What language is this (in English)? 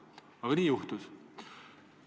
Estonian